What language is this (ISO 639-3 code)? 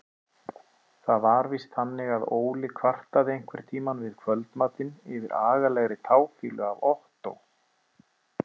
isl